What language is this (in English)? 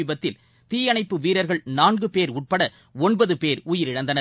Tamil